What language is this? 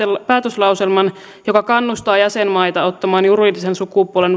Finnish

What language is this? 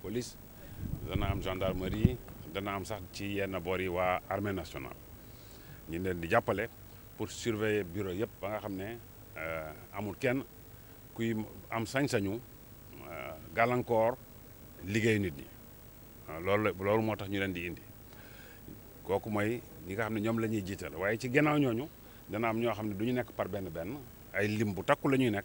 French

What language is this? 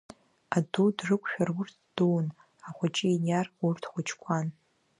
Abkhazian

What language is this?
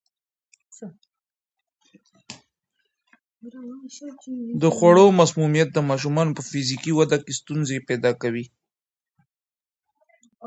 Pashto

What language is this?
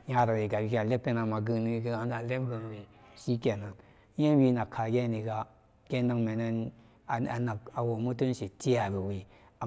Samba Daka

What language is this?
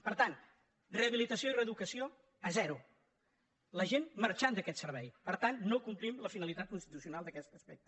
Catalan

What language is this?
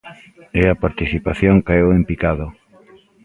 Galician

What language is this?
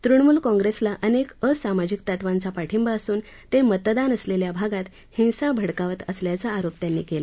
Marathi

